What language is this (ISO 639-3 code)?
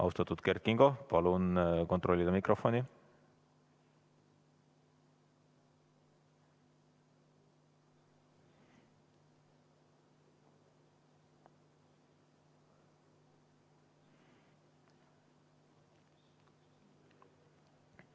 est